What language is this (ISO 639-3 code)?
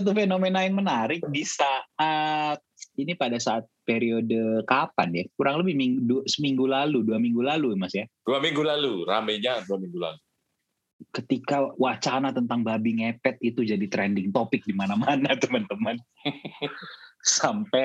ind